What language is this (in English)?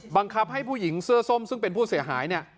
Thai